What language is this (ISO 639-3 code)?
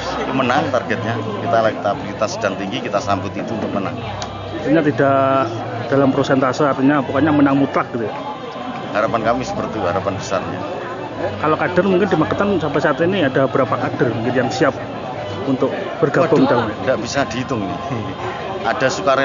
ind